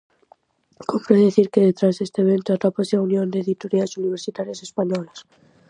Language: Galician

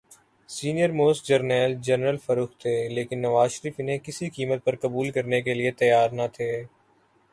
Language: Urdu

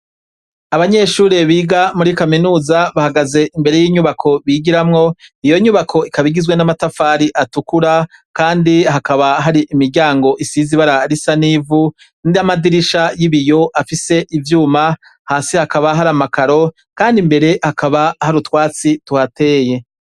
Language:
Rundi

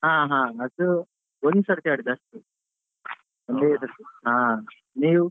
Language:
Kannada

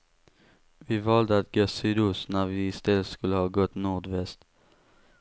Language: Swedish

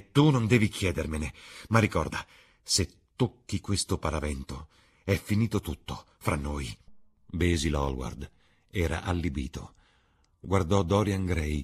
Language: Italian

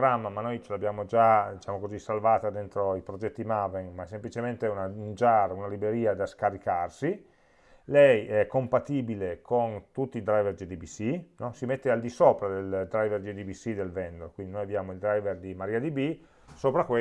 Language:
Italian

